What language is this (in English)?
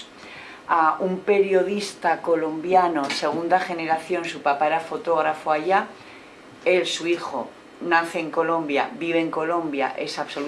Spanish